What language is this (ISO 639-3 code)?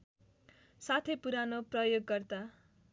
nep